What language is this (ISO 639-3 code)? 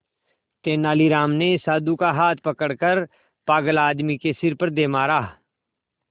hin